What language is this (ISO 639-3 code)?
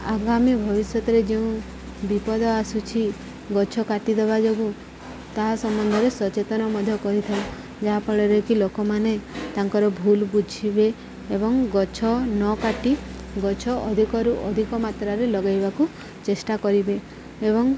ori